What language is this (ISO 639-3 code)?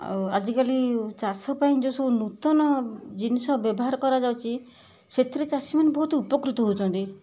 ori